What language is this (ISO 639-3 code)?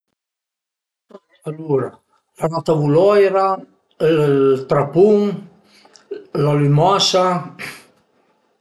pms